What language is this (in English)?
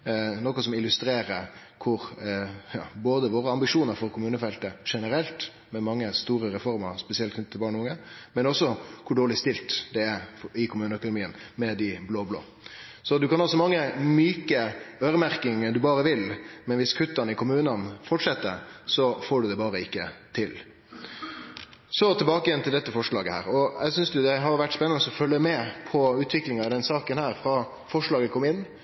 Norwegian Nynorsk